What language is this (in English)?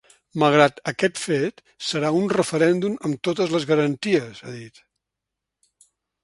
Catalan